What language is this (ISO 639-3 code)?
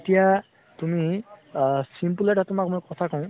asm